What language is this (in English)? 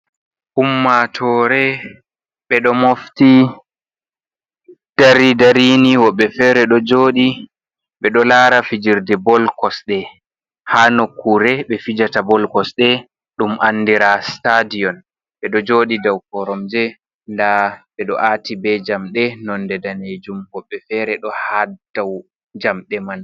Fula